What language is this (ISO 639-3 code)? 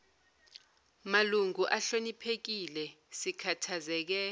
zul